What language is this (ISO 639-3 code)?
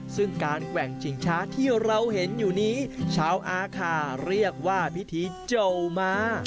tha